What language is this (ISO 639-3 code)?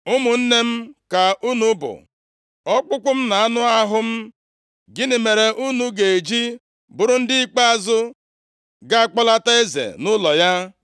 ibo